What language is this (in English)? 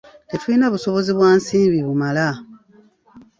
Ganda